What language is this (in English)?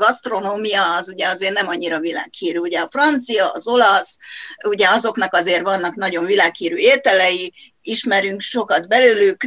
Hungarian